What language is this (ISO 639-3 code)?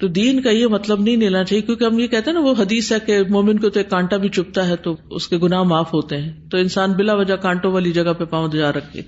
urd